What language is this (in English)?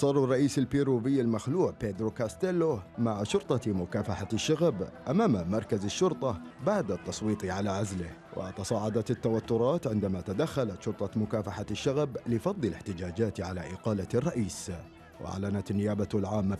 Arabic